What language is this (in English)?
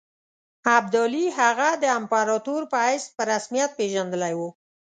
Pashto